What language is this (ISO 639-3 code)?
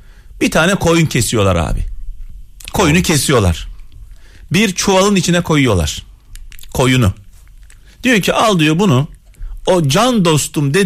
tur